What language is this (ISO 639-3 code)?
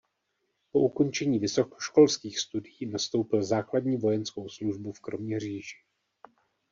ces